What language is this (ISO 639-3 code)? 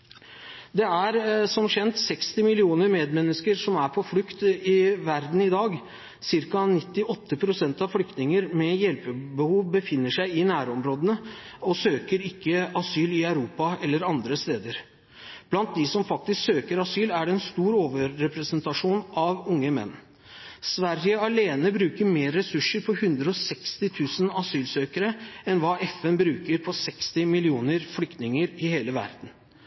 nob